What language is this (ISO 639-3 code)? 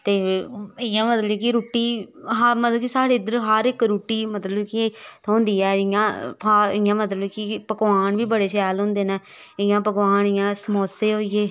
doi